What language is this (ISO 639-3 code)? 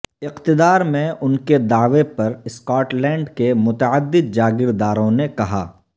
urd